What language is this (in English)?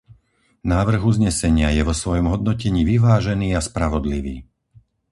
Slovak